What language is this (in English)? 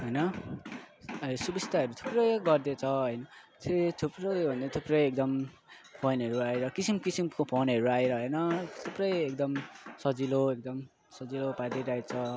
Nepali